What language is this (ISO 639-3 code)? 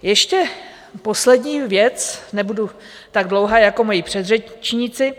ces